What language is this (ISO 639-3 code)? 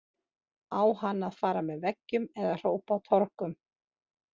isl